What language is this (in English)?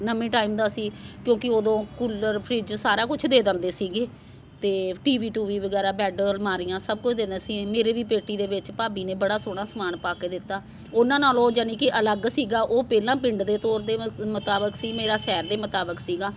Punjabi